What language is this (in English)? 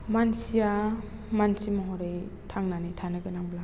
Bodo